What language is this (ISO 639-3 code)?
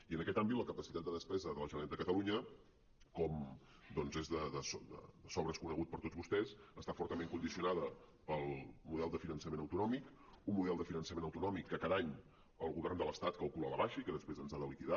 cat